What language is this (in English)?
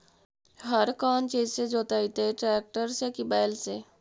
Magahi